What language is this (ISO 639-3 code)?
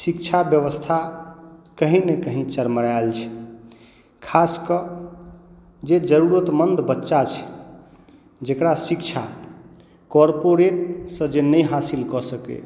mai